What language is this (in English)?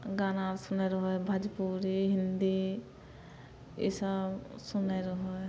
Maithili